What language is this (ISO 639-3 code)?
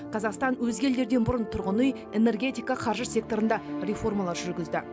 kaz